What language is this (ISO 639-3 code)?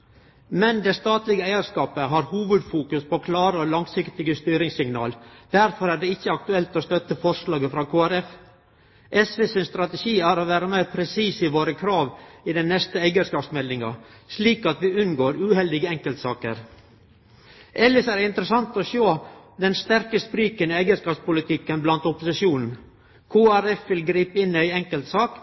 nno